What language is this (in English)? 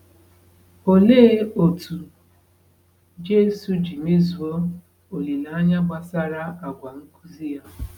Igbo